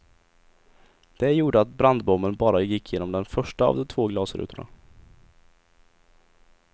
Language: Swedish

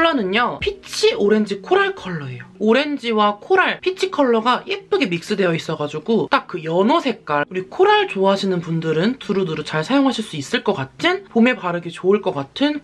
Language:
Korean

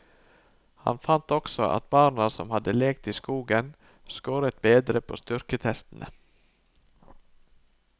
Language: Norwegian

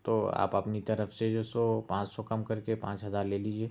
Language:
Urdu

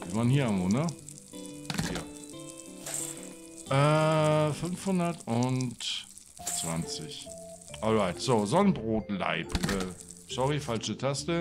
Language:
German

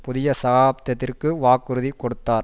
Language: Tamil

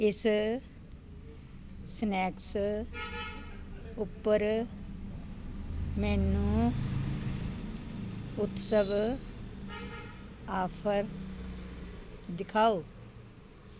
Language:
Punjabi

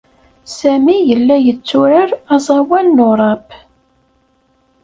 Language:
Kabyle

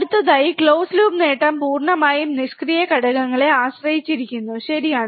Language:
Malayalam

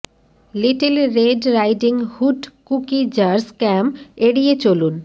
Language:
Bangla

